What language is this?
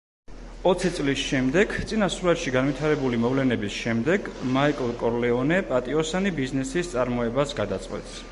Georgian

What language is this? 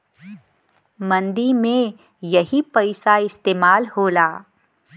Bhojpuri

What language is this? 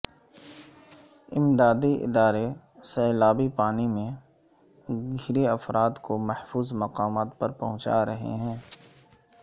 Urdu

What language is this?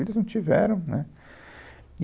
Portuguese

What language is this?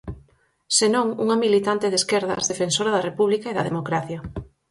Galician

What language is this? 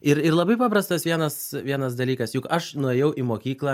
Lithuanian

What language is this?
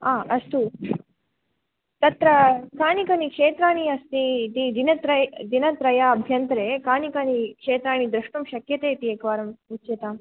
Sanskrit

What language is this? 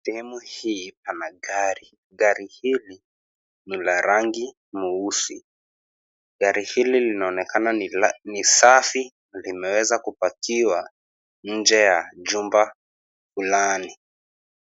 Swahili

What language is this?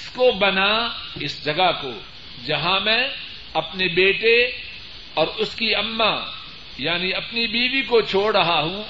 Urdu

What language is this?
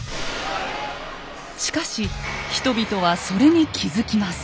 Japanese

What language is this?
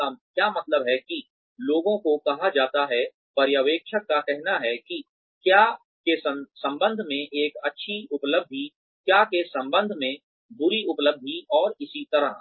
Hindi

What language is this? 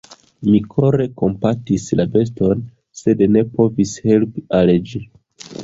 Esperanto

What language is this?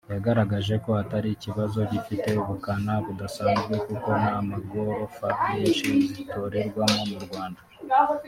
Kinyarwanda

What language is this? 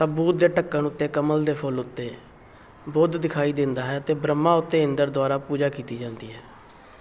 Punjabi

